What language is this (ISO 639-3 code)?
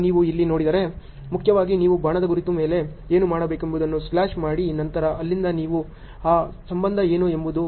kan